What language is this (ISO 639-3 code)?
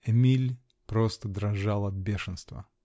rus